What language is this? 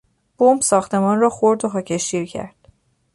Persian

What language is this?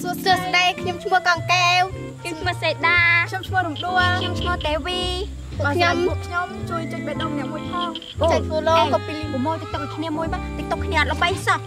Thai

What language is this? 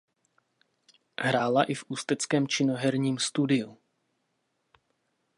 Czech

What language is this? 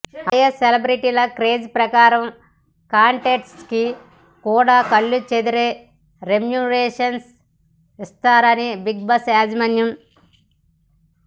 Telugu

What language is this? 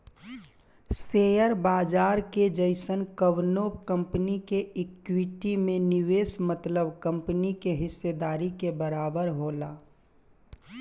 Bhojpuri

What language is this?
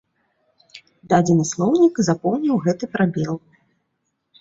Belarusian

